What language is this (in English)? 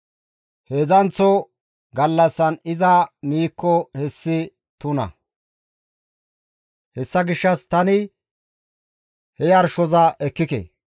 Gamo